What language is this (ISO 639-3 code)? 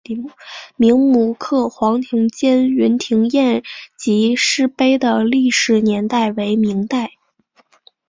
zho